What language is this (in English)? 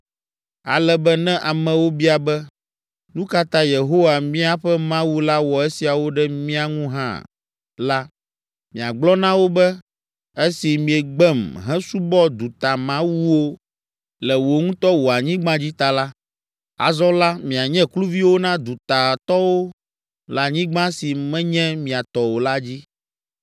Ewe